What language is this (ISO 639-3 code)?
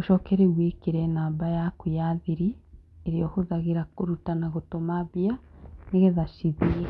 kik